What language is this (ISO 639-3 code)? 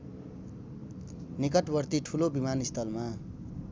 nep